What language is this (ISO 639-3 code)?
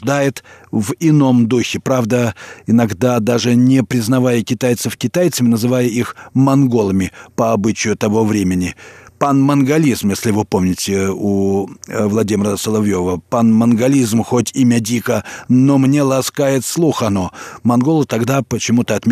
rus